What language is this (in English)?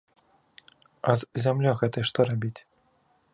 Belarusian